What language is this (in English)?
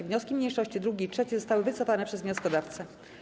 Polish